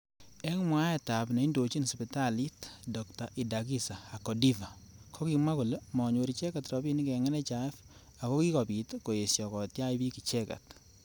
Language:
Kalenjin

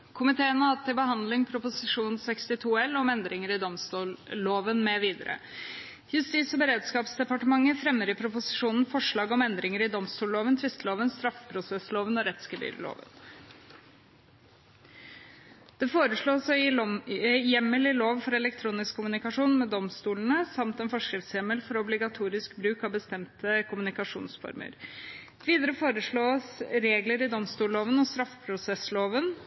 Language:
Norwegian Bokmål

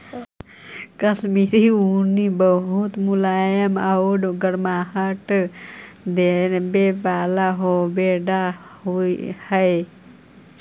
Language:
Magahi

